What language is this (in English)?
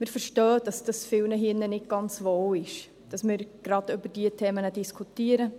Swiss German